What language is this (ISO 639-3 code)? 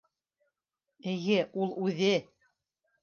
bak